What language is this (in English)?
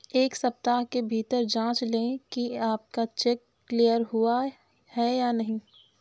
Hindi